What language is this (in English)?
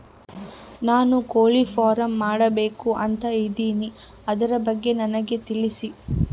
Kannada